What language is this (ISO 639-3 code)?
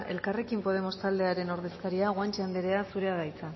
eus